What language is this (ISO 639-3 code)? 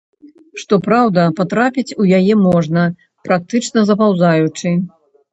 bel